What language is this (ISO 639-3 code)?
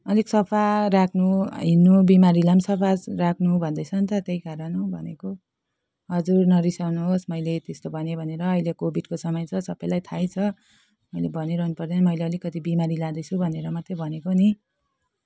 nep